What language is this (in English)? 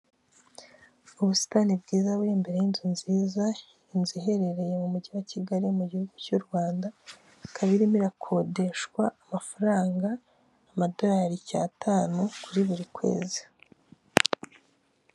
Kinyarwanda